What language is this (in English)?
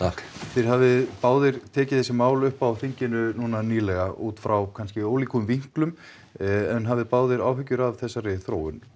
Icelandic